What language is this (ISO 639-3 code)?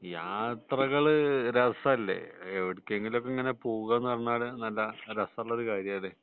mal